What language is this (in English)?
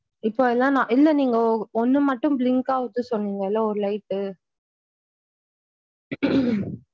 Tamil